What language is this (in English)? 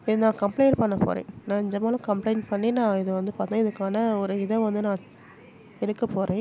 Tamil